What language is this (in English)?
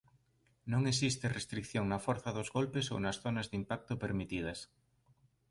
Galician